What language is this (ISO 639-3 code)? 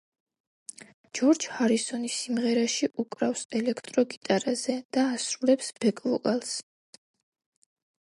kat